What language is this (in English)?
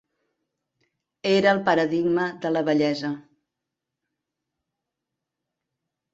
Catalan